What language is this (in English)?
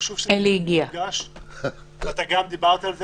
Hebrew